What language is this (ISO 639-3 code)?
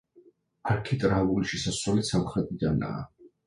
kat